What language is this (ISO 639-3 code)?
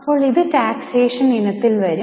mal